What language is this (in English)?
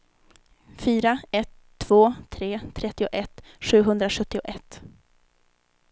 Swedish